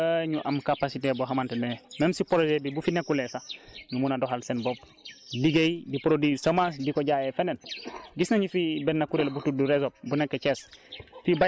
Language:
Wolof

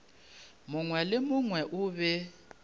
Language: Northern Sotho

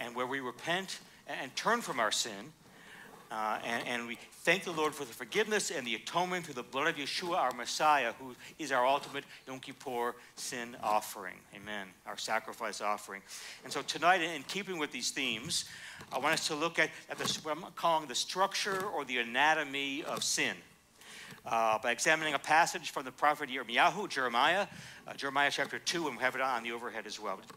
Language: English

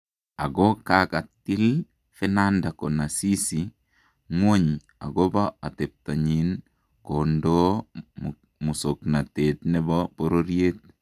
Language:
Kalenjin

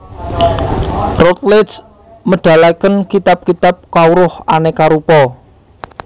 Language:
Javanese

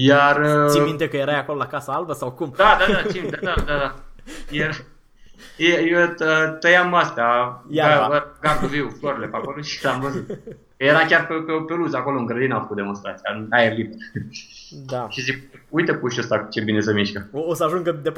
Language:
Romanian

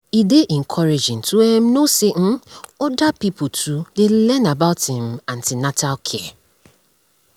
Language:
Nigerian Pidgin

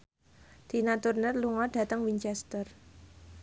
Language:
Javanese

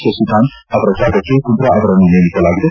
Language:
Kannada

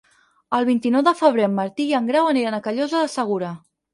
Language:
Catalan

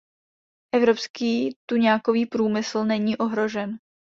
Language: Czech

